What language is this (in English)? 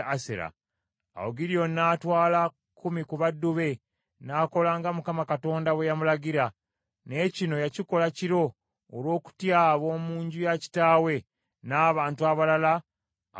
Ganda